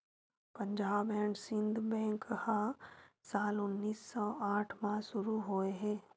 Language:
Chhattisgarhi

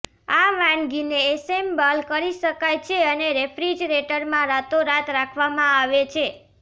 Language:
Gujarati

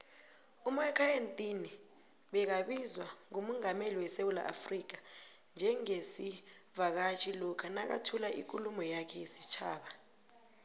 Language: South Ndebele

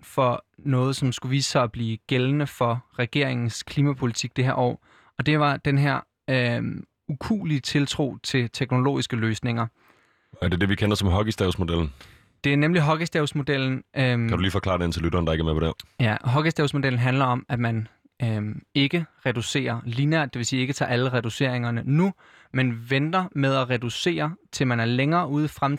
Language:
Danish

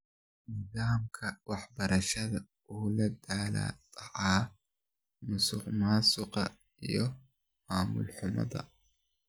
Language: Somali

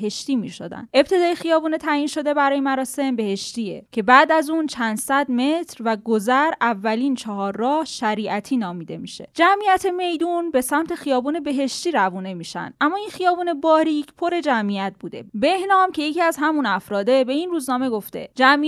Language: Persian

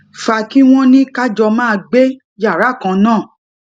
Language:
Yoruba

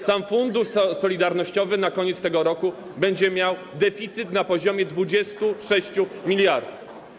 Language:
Polish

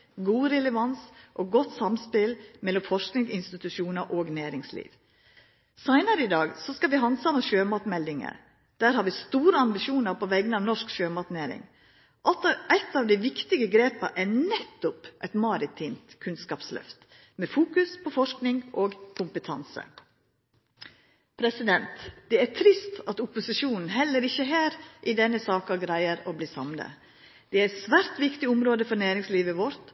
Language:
Norwegian Nynorsk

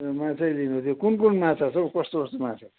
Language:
Nepali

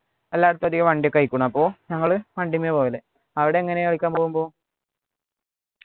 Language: Malayalam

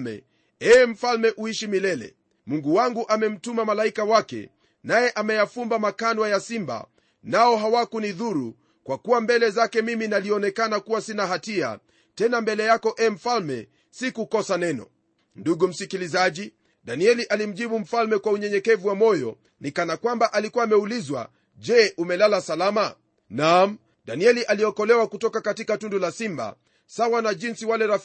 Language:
Swahili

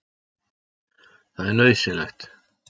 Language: Icelandic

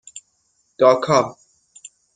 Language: Persian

